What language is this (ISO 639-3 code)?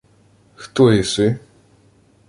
ukr